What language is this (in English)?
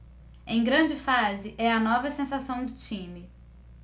Portuguese